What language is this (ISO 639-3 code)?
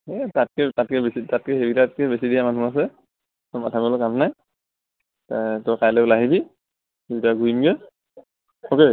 asm